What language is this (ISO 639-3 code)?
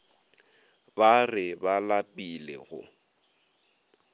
nso